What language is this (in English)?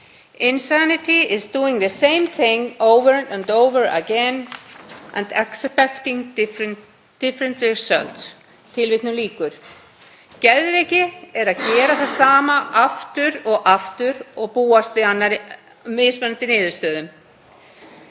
Icelandic